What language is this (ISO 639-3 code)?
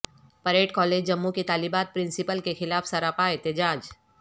urd